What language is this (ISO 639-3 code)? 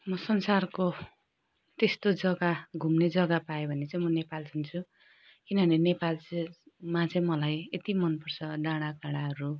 nep